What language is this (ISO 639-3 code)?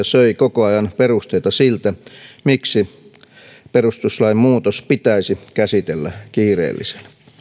fin